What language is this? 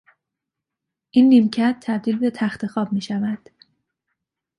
Persian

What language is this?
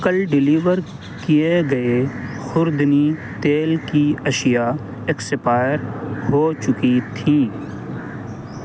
Urdu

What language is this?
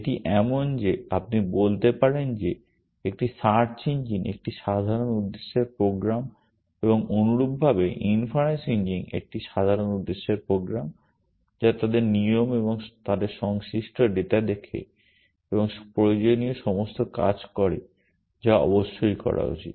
Bangla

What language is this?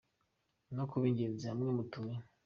Kinyarwanda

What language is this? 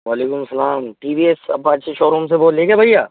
Urdu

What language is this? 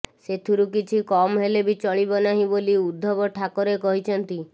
Odia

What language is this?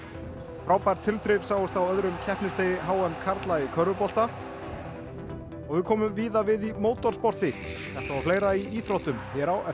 Icelandic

